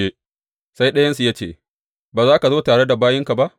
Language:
Hausa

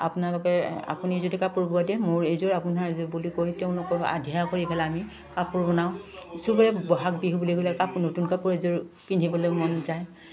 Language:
Assamese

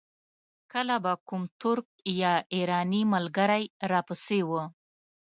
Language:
Pashto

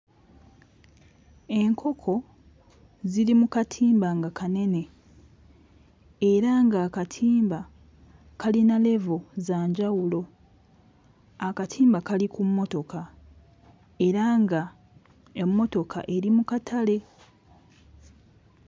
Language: Ganda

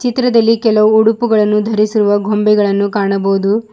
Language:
Kannada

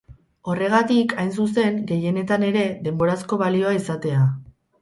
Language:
Basque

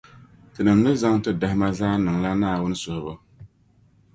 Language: Dagbani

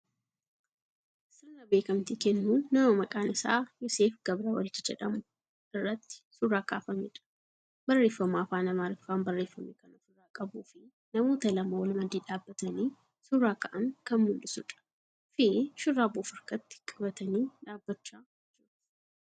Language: Oromo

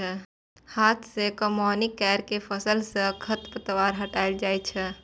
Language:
Maithili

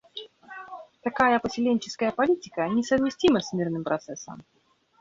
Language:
Russian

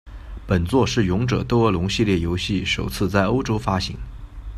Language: Chinese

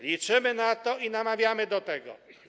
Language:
Polish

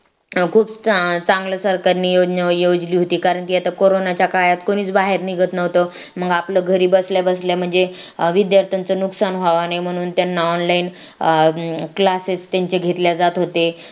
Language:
Marathi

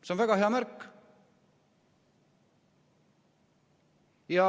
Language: Estonian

